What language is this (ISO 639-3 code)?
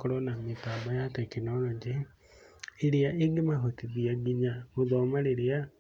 kik